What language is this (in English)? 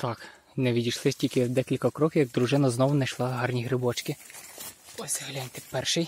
Ukrainian